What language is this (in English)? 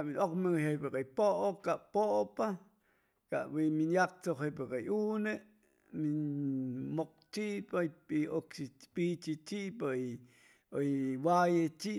Chimalapa Zoque